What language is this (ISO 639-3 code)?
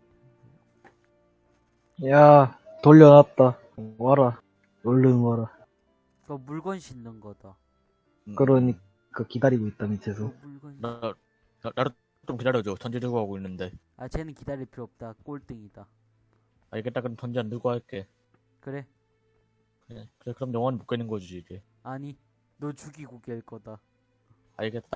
kor